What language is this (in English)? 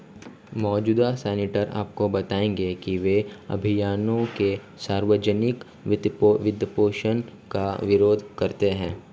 Hindi